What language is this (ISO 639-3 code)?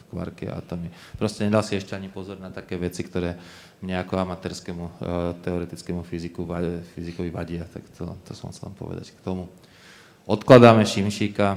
slk